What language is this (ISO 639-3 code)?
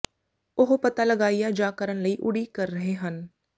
pan